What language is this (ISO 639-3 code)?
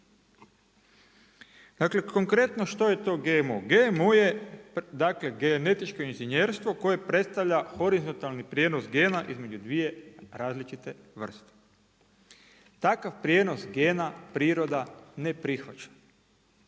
hrv